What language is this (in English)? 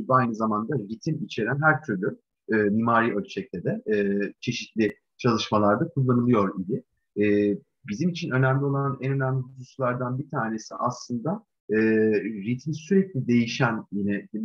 Turkish